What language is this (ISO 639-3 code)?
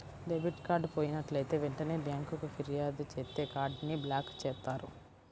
tel